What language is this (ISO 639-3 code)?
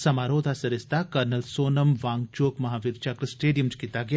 doi